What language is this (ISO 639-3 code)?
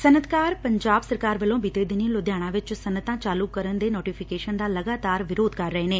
pan